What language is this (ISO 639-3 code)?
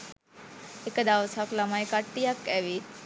sin